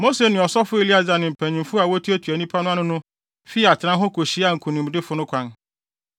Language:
Akan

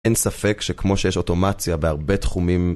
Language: Hebrew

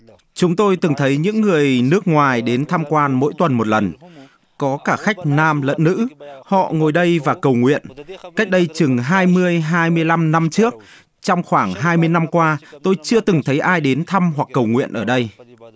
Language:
Vietnamese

